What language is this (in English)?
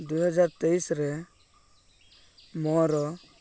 Odia